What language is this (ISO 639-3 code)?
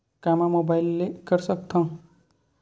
hne